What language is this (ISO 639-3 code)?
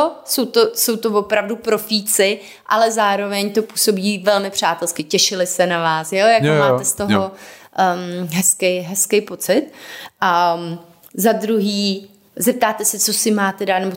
ces